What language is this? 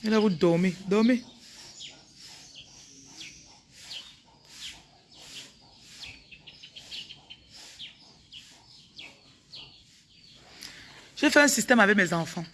French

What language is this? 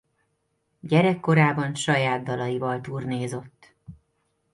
Hungarian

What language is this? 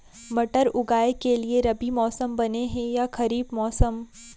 Chhattisgarhi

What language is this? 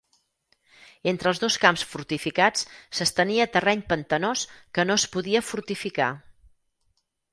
Catalan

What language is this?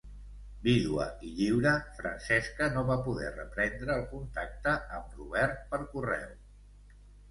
Catalan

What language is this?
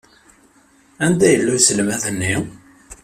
Kabyle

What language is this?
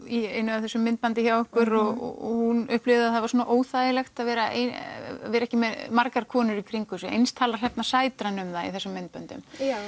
Icelandic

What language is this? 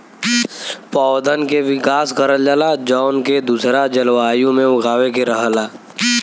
Bhojpuri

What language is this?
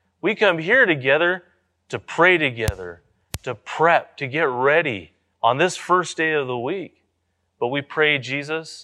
English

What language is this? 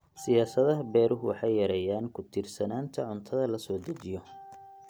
Somali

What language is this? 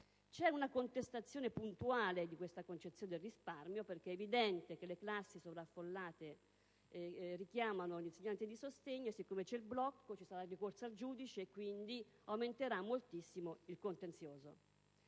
Italian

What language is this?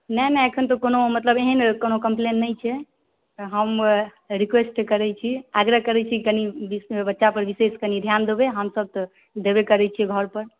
Maithili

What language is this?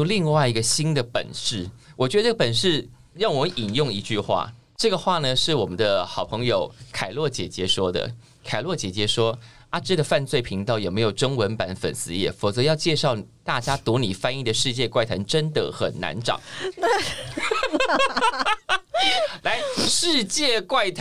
Chinese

